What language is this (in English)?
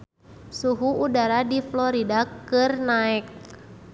Sundanese